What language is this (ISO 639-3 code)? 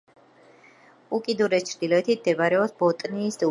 kat